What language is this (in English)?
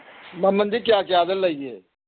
Manipuri